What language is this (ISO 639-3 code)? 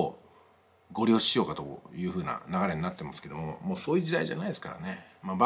jpn